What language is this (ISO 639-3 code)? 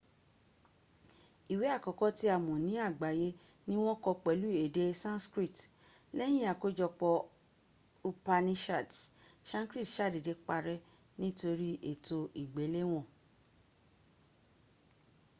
yor